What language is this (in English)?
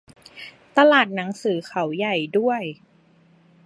Thai